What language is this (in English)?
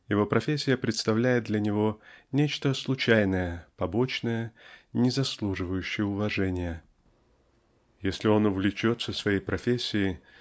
Russian